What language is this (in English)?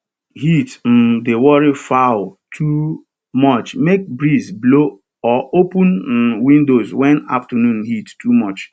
Nigerian Pidgin